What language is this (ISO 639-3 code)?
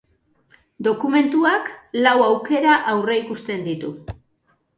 eus